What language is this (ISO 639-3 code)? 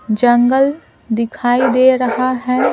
hin